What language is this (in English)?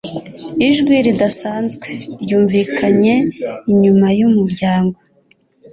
Kinyarwanda